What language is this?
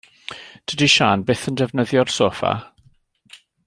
Welsh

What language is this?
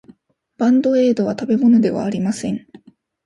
Japanese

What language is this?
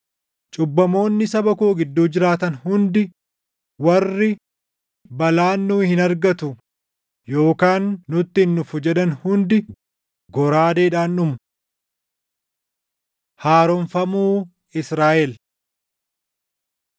Oromo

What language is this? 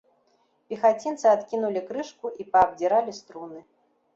Belarusian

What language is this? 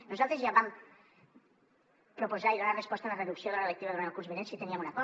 Catalan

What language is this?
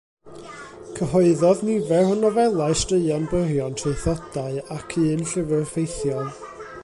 Welsh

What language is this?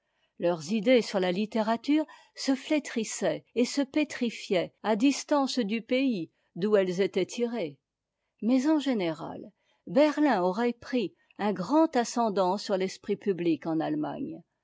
French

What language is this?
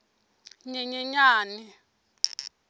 Tsonga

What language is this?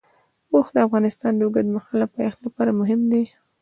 Pashto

